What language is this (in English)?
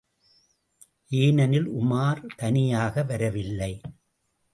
Tamil